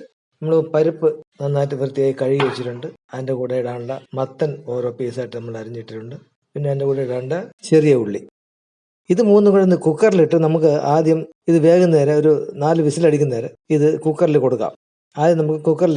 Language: Malayalam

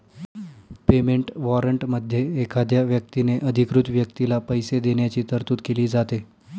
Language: Marathi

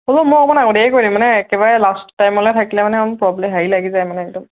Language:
Assamese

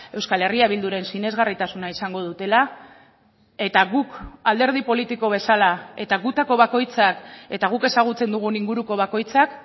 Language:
Basque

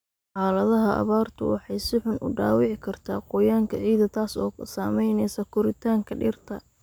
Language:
Somali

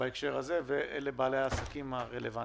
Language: Hebrew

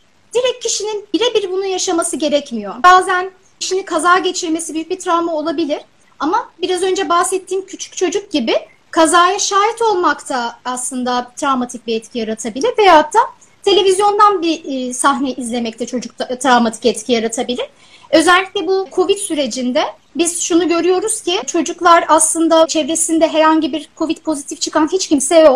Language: Turkish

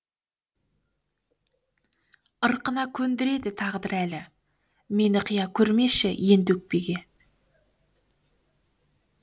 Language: Kazakh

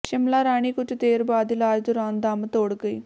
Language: Punjabi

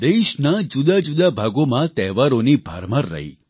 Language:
Gujarati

